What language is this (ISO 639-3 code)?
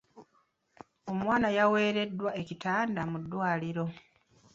lug